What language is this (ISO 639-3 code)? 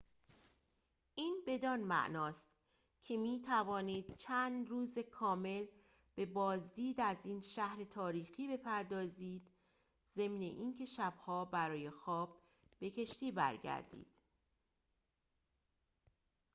fas